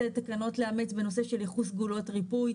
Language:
Hebrew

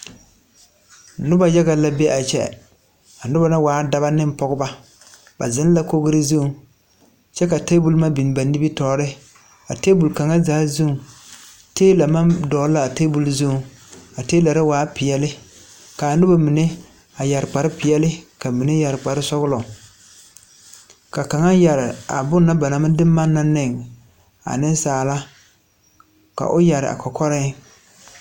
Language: Southern Dagaare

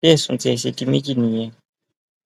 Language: Yoruba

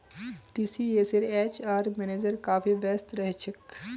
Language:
Magahi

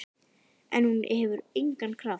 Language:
Icelandic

